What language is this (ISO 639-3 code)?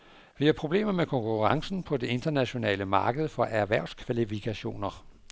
dan